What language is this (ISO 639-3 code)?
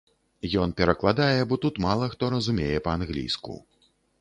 bel